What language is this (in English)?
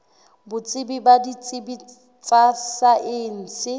Southern Sotho